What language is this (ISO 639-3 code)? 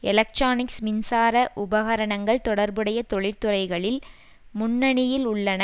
tam